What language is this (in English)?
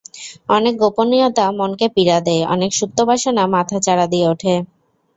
Bangla